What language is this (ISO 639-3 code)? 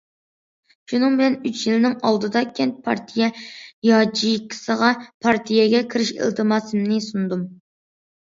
uig